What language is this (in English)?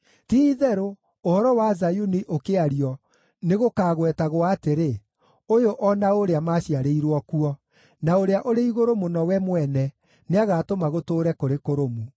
Kikuyu